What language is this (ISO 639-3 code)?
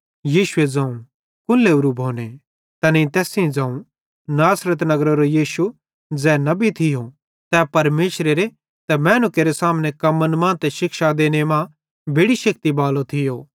bhd